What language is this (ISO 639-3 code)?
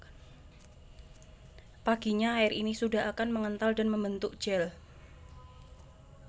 jav